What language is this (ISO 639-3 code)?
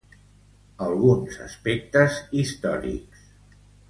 cat